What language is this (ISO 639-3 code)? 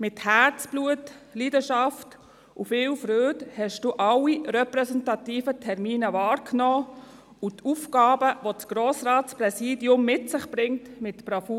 gsw